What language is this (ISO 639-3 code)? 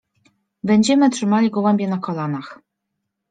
pol